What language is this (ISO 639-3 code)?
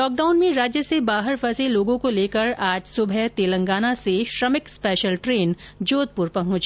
hin